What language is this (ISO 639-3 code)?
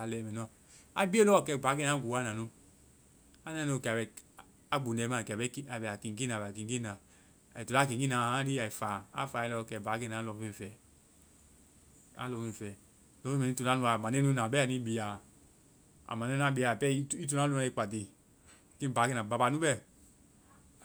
vai